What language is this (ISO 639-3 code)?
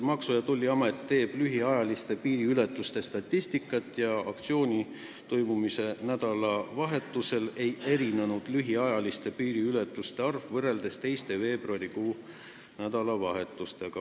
est